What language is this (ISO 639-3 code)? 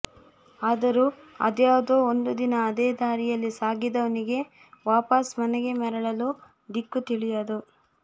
kan